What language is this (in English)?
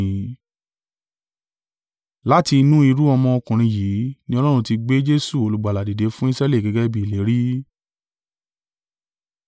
Yoruba